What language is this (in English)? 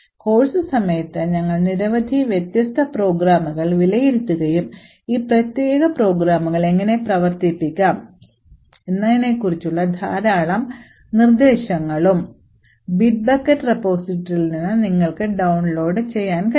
Malayalam